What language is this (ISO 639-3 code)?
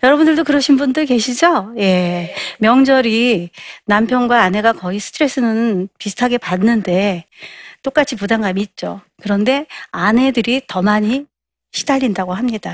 kor